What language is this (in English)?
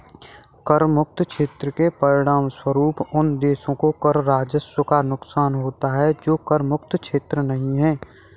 Hindi